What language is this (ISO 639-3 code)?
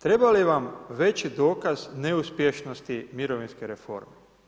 hrv